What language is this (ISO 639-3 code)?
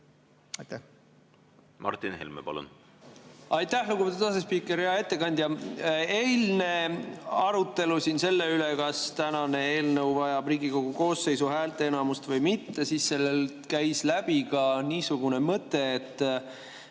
est